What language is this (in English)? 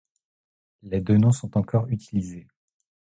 French